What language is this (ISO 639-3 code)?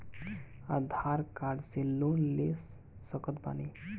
bho